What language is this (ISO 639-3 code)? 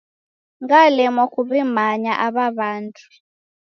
dav